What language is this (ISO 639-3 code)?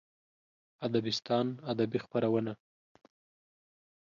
pus